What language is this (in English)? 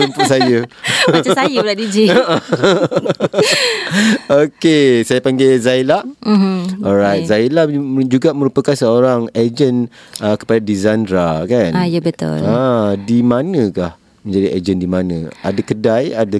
Malay